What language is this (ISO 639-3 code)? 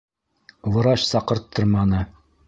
bak